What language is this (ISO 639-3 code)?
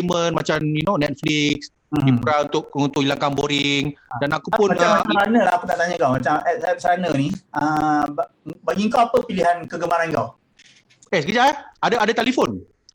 msa